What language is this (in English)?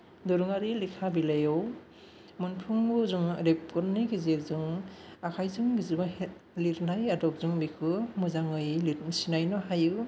Bodo